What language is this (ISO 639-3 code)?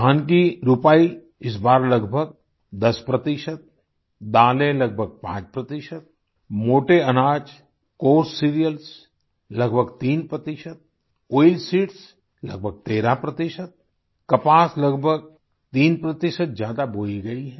hin